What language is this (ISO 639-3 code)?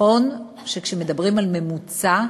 heb